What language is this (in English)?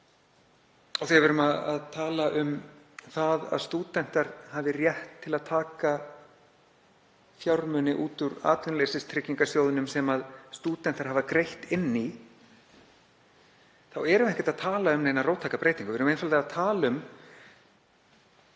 Icelandic